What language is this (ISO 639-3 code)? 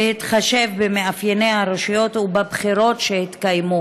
heb